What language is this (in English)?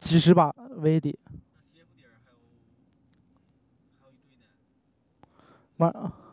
Chinese